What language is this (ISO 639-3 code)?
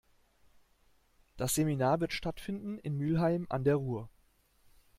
deu